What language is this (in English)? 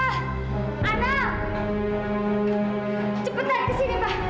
Indonesian